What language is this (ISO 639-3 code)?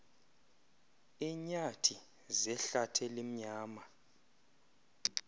xho